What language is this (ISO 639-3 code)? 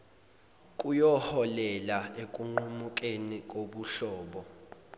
zul